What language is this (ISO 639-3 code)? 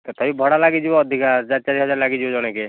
ori